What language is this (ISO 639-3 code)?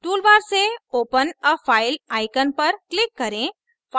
hin